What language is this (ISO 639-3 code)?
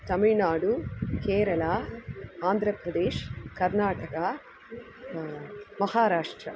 san